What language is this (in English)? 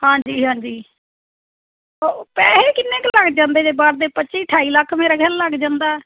Punjabi